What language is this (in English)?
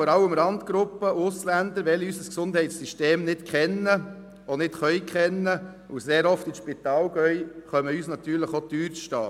Swiss German